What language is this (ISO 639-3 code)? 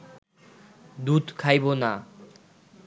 ben